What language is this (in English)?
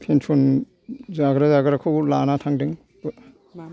Bodo